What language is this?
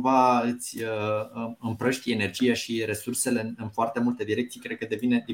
Romanian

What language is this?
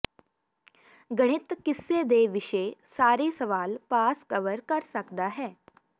Punjabi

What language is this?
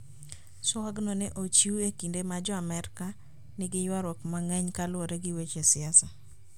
Luo (Kenya and Tanzania)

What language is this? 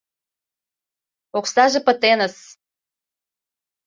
Mari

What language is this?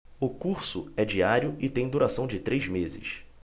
Portuguese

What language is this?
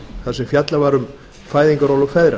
Icelandic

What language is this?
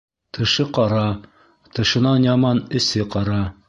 Bashkir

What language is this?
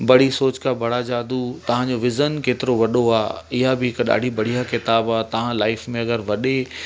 Sindhi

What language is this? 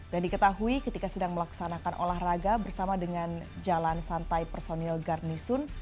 Indonesian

